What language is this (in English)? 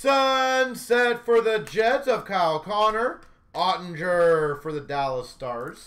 English